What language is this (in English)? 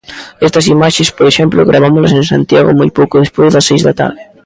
Galician